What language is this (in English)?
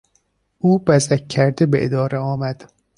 Persian